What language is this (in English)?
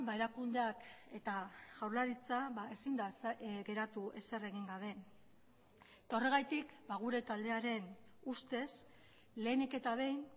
Basque